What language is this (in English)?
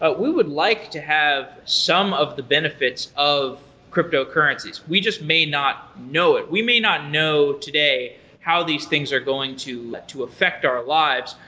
English